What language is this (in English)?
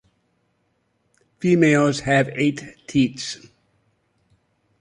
English